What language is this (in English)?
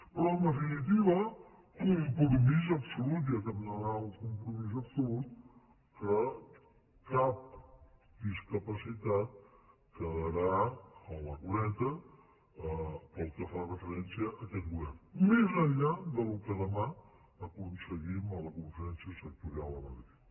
Catalan